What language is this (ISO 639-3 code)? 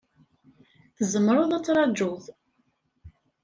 kab